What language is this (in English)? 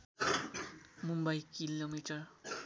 Nepali